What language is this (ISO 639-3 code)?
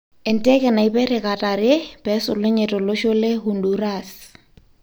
mas